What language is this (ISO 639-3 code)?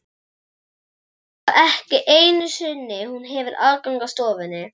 isl